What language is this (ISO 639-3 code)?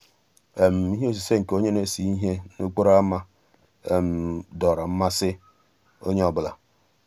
ibo